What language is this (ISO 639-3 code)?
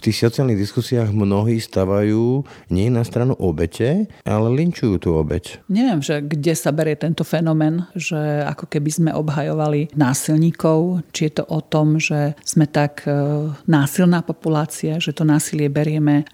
slk